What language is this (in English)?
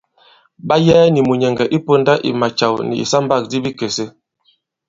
Bankon